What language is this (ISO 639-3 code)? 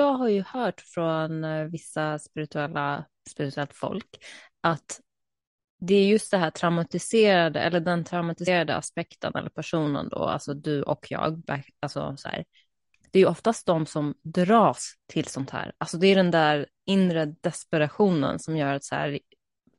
swe